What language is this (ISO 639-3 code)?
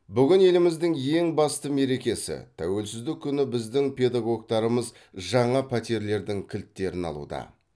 kaz